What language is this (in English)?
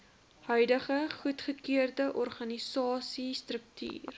Afrikaans